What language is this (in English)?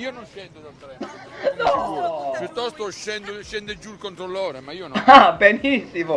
Italian